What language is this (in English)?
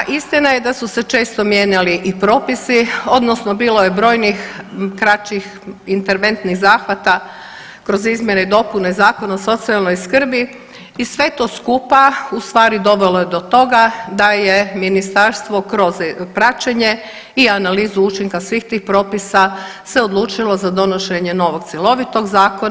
Croatian